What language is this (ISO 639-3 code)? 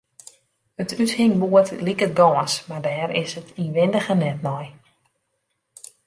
fry